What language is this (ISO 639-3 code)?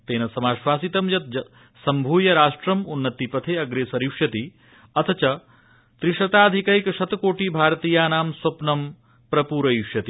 san